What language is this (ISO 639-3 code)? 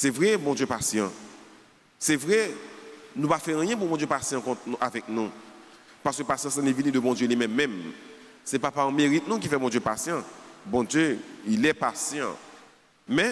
fra